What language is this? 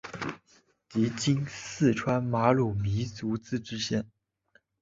Chinese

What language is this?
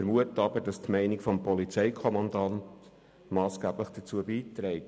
Swiss German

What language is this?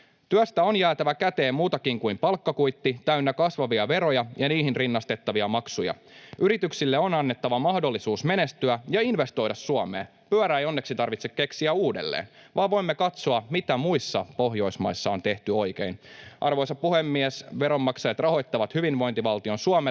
Finnish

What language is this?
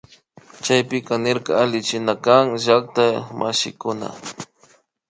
Imbabura Highland Quichua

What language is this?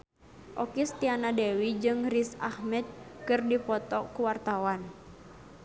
Sundanese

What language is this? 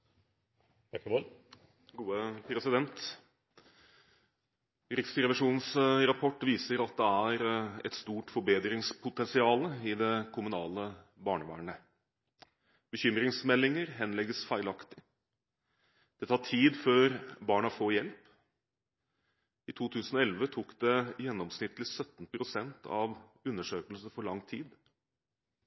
Norwegian Bokmål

